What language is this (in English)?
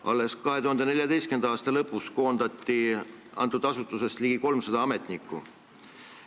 Estonian